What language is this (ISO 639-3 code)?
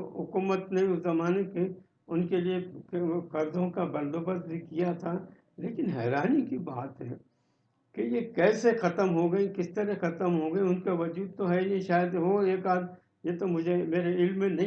urd